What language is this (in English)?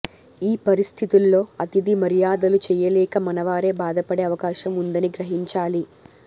Telugu